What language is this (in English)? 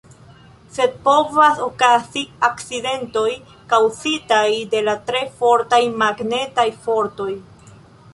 Esperanto